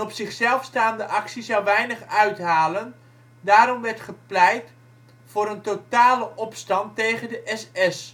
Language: Dutch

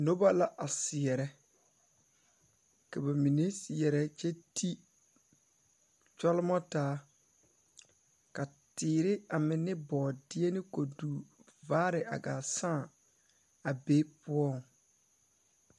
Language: Southern Dagaare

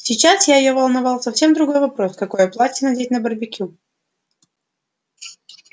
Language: Russian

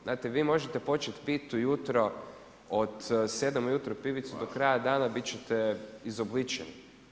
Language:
Croatian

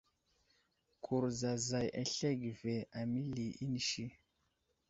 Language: Wuzlam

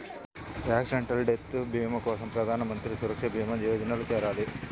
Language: Telugu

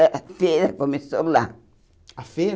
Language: Portuguese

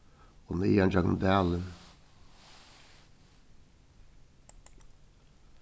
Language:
Faroese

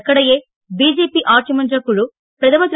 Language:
Tamil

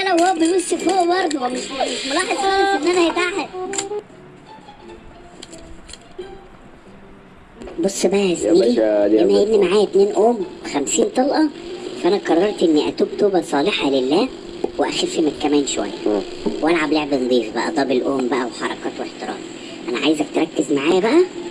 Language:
Arabic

